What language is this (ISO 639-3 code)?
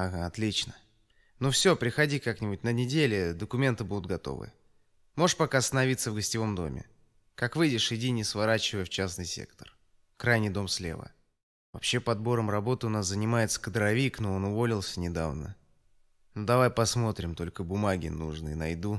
rus